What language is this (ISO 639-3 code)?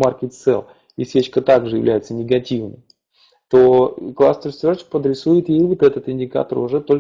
rus